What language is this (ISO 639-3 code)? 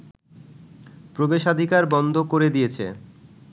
ben